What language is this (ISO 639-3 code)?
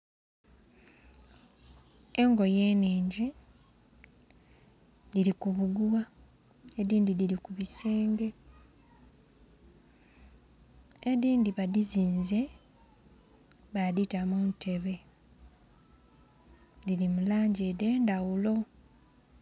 xog